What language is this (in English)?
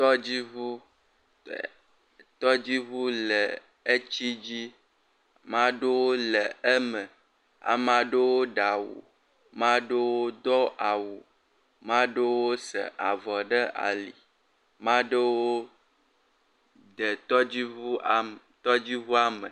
Ewe